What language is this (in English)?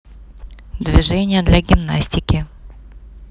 Russian